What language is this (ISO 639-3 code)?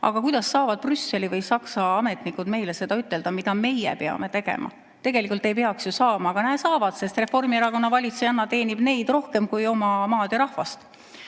est